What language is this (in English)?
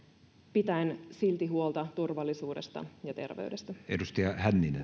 Finnish